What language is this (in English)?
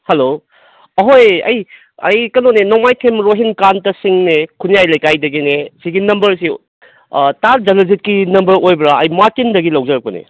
Manipuri